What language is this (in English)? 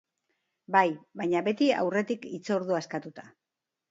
Basque